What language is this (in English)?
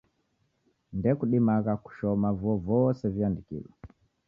Taita